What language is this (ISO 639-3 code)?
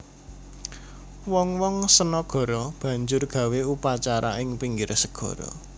jav